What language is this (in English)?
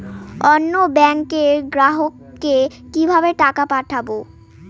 Bangla